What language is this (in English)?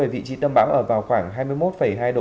Vietnamese